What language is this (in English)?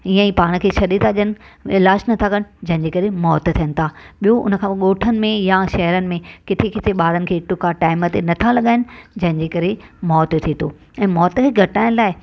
Sindhi